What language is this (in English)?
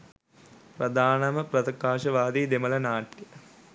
Sinhala